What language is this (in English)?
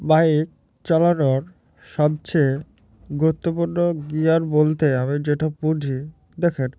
Bangla